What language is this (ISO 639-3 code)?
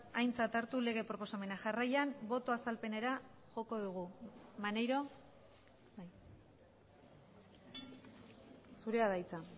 eus